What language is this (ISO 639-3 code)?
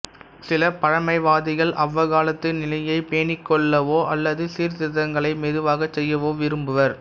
tam